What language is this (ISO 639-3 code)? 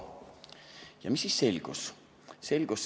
est